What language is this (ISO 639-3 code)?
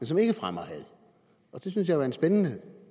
dan